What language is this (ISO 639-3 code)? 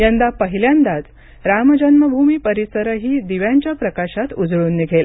mar